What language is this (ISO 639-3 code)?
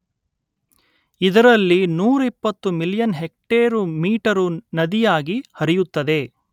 kan